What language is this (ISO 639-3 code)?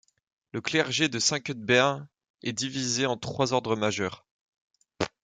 fra